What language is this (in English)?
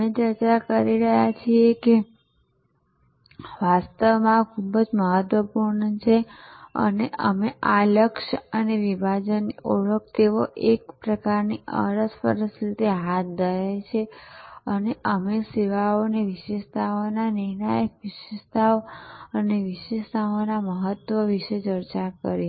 Gujarati